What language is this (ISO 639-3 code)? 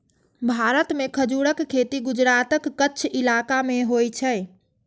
mai